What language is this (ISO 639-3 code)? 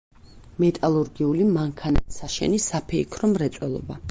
kat